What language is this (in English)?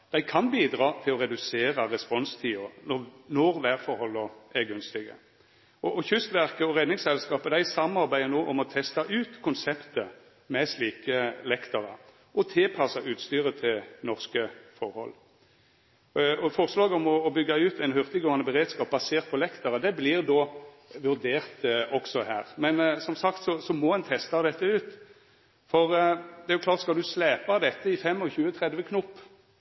Norwegian Nynorsk